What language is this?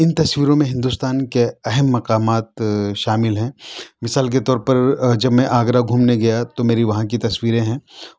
Urdu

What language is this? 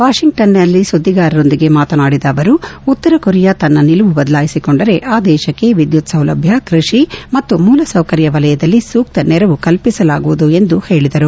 Kannada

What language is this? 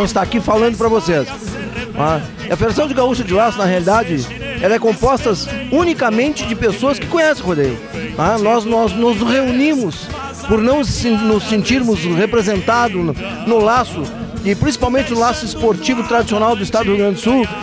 Portuguese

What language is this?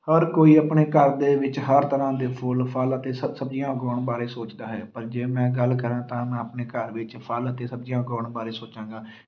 Punjabi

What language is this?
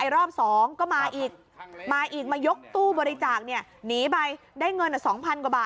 Thai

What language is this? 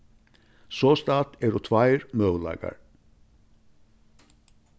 Faroese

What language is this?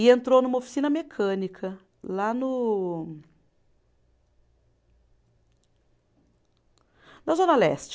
Portuguese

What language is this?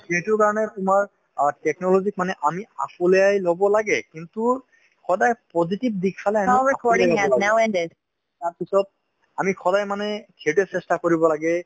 Assamese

